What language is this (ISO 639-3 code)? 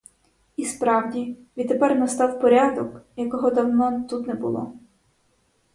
ukr